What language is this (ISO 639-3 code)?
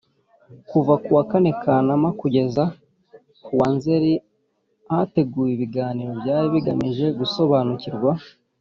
kin